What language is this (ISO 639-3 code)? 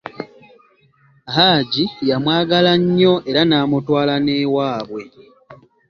lug